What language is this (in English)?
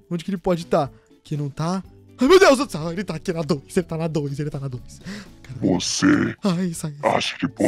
Portuguese